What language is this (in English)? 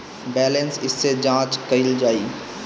Bhojpuri